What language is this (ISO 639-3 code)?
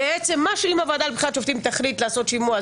heb